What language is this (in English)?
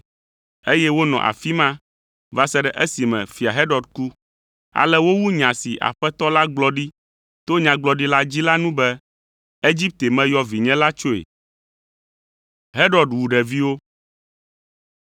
Ewe